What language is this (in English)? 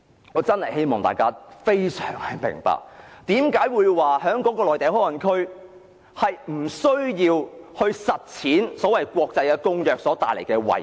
Cantonese